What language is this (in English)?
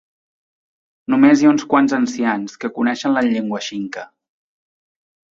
Catalan